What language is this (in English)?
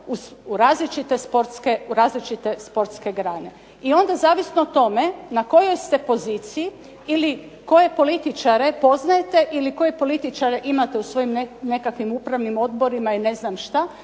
Croatian